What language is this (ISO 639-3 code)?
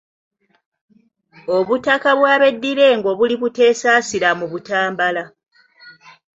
lug